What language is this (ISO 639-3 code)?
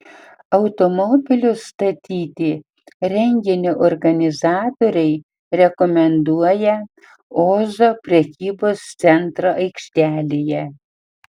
lit